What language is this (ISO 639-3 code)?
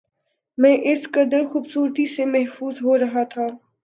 urd